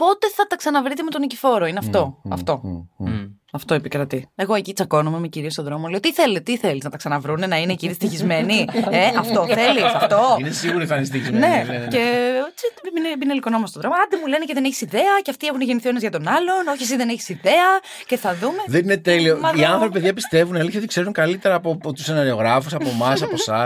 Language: Greek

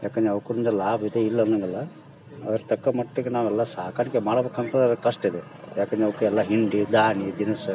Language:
Kannada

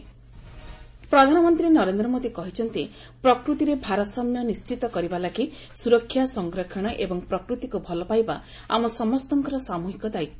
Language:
Odia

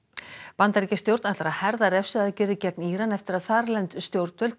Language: Icelandic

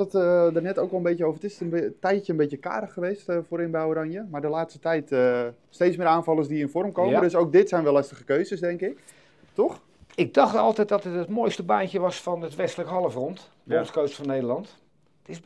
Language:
Dutch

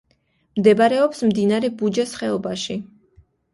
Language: Georgian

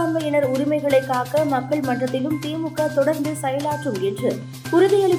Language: Tamil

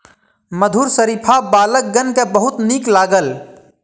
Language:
Maithili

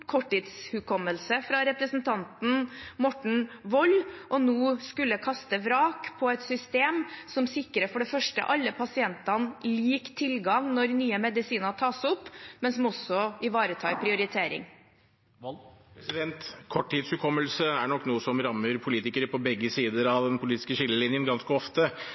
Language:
Norwegian Bokmål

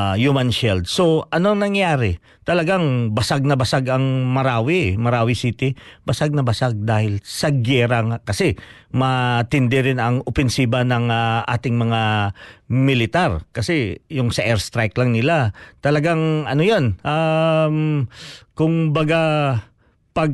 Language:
Filipino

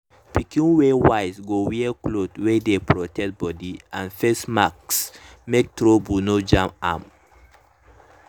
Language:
Nigerian Pidgin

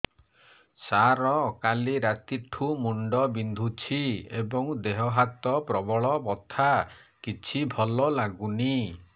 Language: Odia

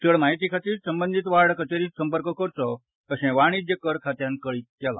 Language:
Konkani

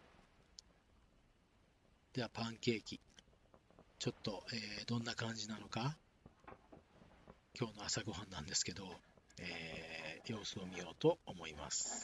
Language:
Japanese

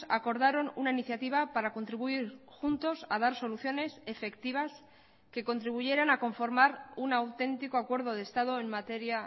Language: Spanish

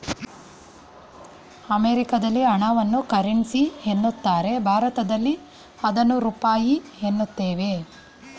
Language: Kannada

